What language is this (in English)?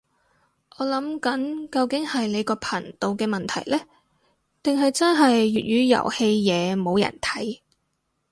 Cantonese